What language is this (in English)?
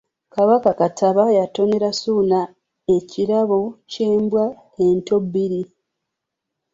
Ganda